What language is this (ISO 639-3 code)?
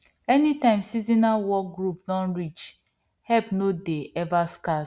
pcm